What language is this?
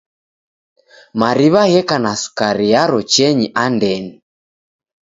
Taita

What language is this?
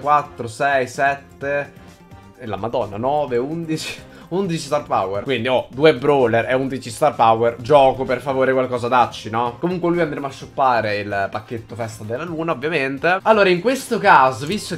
Italian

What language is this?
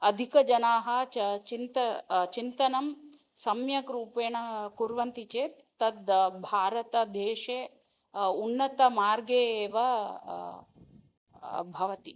Sanskrit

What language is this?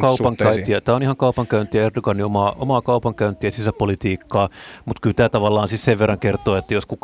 Finnish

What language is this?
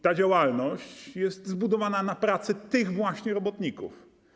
Polish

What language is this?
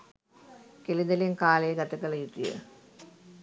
Sinhala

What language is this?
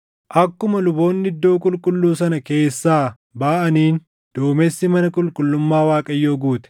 Oromo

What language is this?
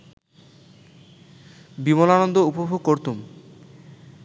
Bangla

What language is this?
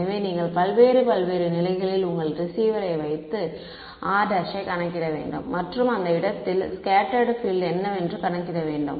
Tamil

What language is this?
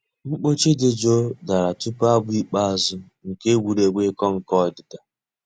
Igbo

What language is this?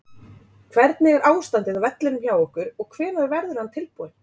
Icelandic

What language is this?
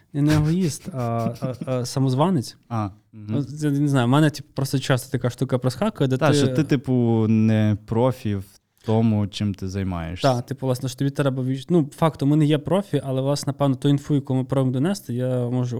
Ukrainian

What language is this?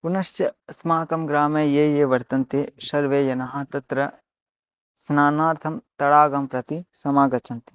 Sanskrit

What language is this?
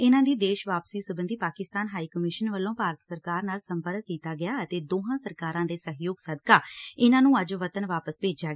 Punjabi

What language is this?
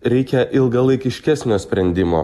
Lithuanian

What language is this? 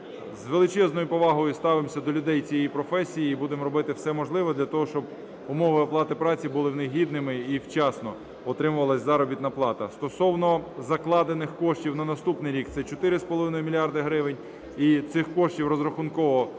Ukrainian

